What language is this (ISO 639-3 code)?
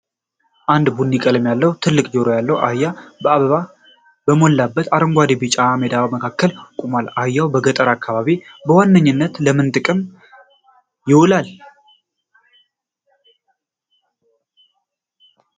amh